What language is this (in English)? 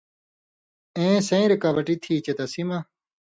Indus Kohistani